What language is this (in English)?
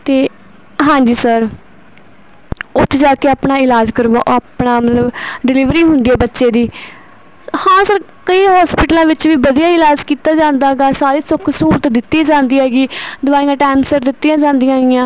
Punjabi